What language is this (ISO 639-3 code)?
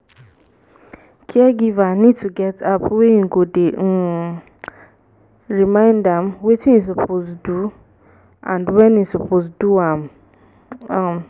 pcm